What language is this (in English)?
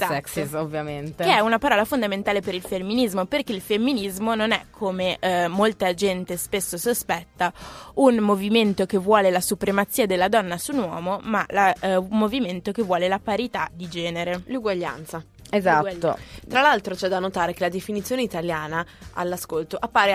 Italian